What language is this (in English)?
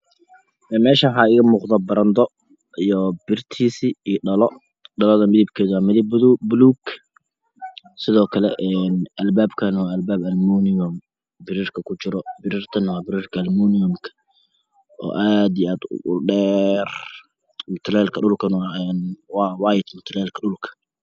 Somali